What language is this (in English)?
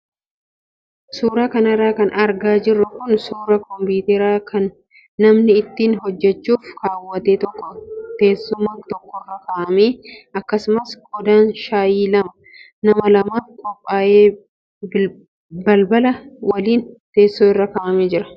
Oromo